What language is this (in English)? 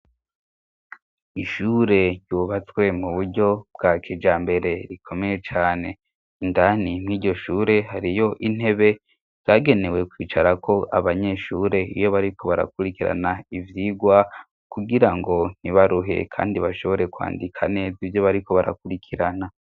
Rundi